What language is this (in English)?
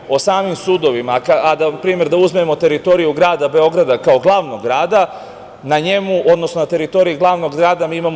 Serbian